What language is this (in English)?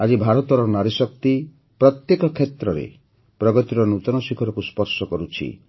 Odia